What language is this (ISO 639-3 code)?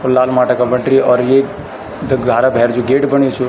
gbm